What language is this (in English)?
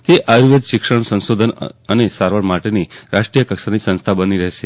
Gujarati